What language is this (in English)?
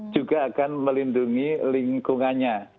Indonesian